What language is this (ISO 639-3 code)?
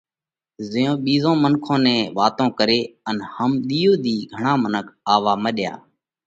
kvx